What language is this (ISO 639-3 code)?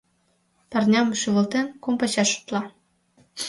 chm